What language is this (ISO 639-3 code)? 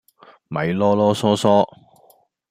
yue